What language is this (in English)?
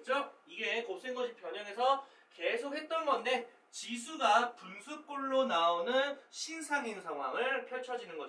Korean